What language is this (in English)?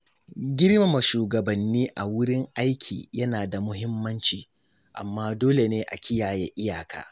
Hausa